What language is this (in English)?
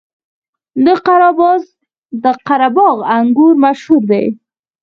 Pashto